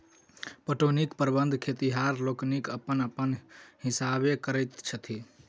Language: Maithili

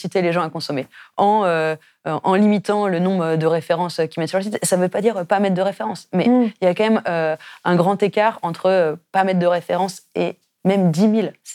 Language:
French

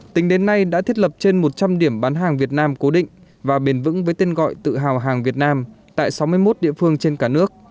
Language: Vietnamese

